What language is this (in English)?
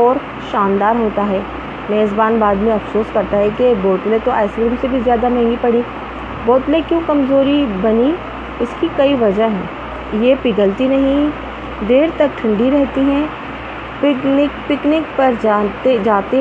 Urdu